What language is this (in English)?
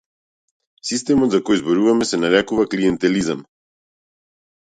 Macedonian